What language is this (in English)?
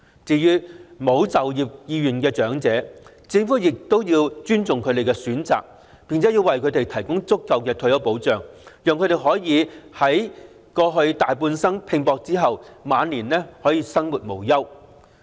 Cantonese